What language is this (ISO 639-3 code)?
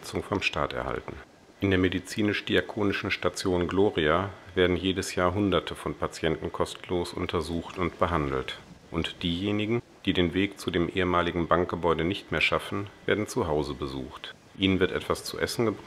deu